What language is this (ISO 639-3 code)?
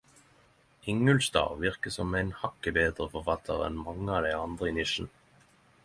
nno